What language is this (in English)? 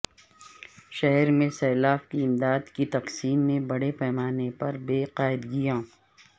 Urdu